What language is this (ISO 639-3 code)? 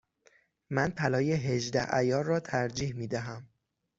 fas